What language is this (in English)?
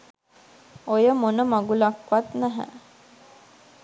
Sinhala